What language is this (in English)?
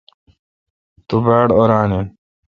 Kalkoti